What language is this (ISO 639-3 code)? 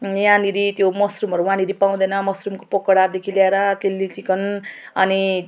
nep